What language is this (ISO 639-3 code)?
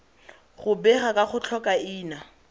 tsn